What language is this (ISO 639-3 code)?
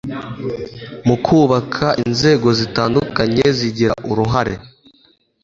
kin